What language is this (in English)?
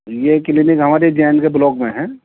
Urdu